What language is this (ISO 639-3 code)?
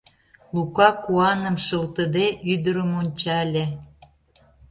chm